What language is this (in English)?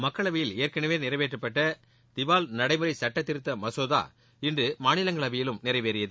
Tamil